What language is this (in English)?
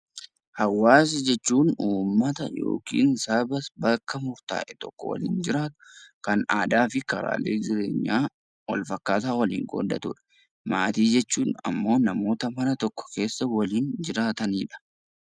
Oromo